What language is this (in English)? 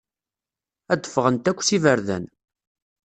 Kabyle